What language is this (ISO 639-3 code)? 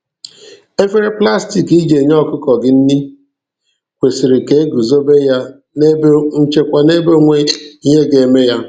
ibo